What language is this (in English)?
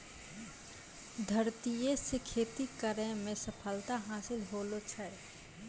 Maithili